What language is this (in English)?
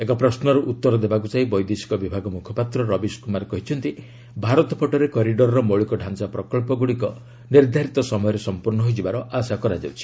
Odia